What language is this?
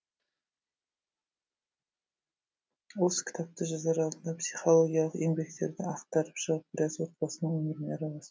Kazakh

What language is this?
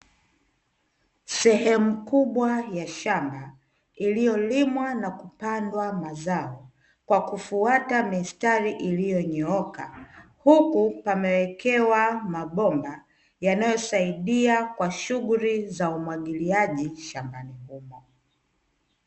Swahili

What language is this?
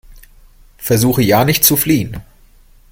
German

